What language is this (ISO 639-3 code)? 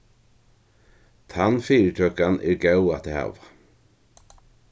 fao